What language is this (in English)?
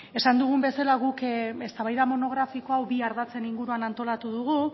Basque